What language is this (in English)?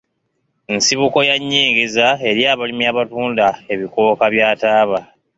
Ganda